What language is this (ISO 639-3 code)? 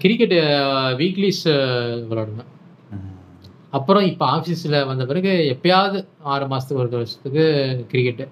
tam